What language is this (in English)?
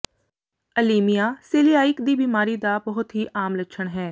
Punjabi